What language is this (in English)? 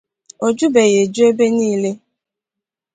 Igbo